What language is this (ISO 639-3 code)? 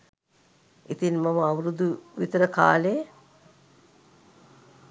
sin